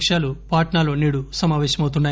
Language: Telugu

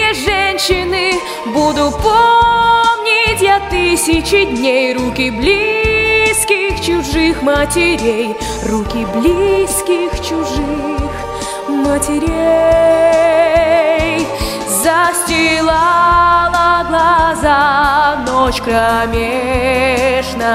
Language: Russian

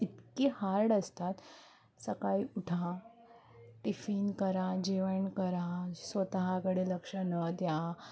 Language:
Marathi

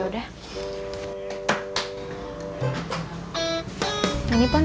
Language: Indonesian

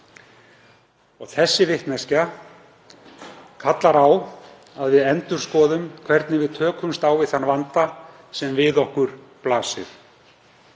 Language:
Icelandic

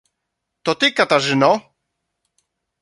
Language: Polish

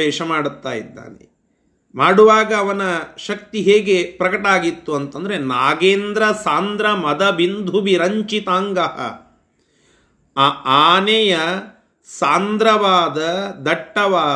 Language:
Kannada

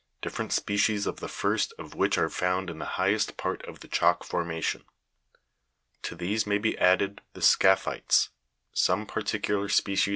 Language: English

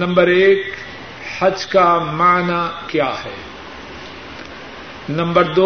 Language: Urdu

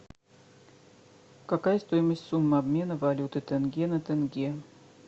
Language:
Russian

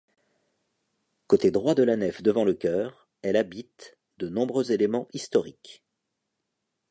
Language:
French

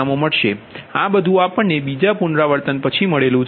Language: Gujarati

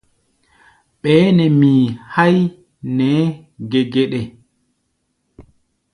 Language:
Gbaya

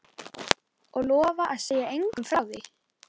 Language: Icelandic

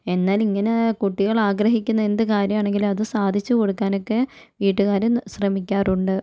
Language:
Malayalam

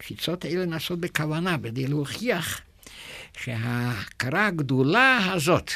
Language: Hebrew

